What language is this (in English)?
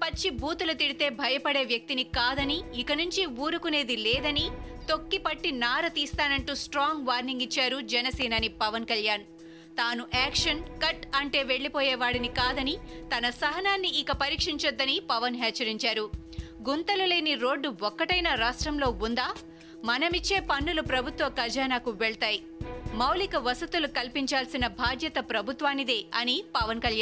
Telugu